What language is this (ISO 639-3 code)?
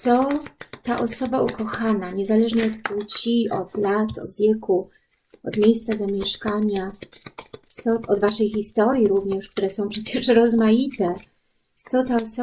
pol